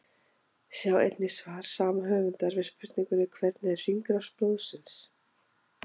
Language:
Icelandic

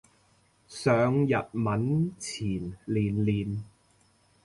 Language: Cantonese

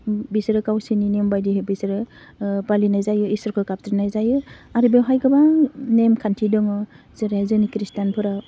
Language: Bodo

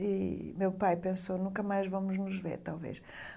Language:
Portuguese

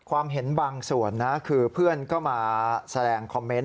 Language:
Thai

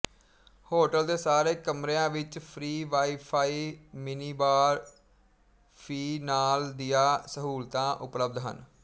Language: Punjabi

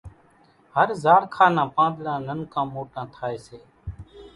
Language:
Kachi Koli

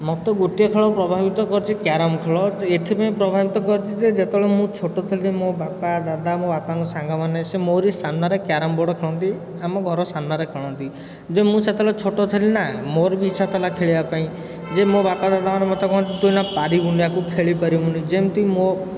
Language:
Odia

